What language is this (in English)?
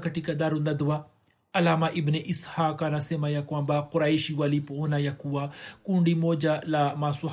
Swahili